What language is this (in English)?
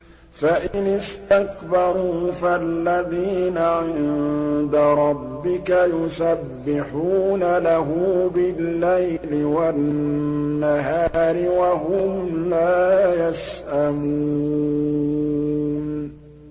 Arabic